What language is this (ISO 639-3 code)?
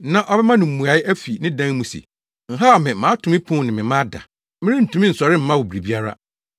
aka